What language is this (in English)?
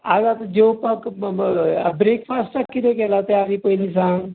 Konkani